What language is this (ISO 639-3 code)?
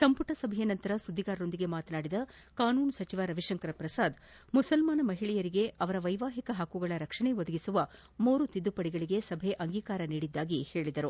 kan